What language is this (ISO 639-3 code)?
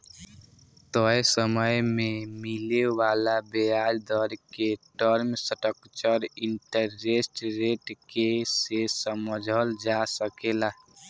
bho